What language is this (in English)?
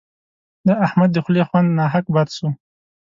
Pashto